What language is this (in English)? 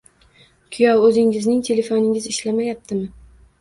Uzbek